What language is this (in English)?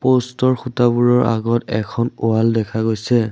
Assamese